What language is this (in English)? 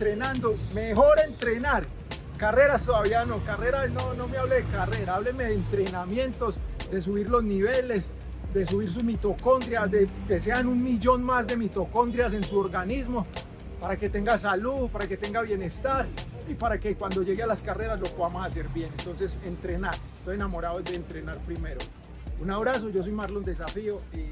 Spanish